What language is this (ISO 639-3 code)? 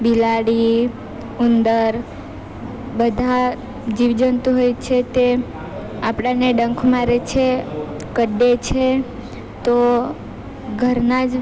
guj